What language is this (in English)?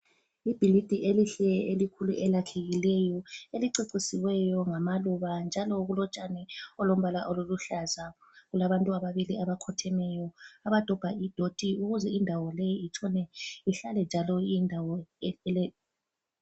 North Ndebele